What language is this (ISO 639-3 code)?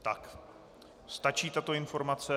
ces